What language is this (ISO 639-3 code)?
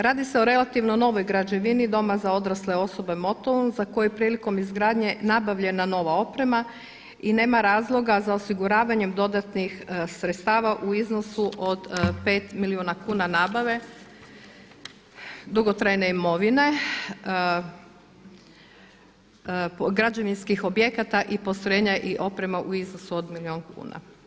hrv